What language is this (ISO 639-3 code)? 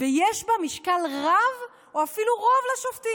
heb